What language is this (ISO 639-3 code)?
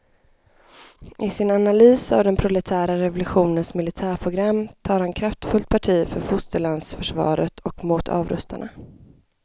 swe